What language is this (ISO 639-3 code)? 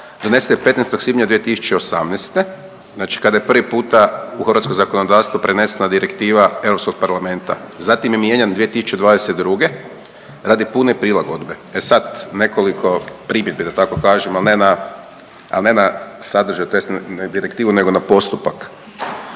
hrv